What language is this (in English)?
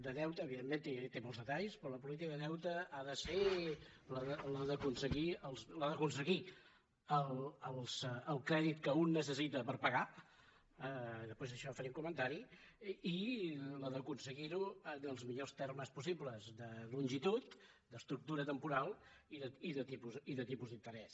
Catalan